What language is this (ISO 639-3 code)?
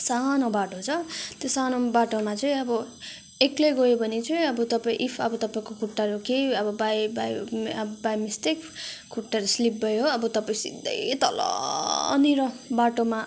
nep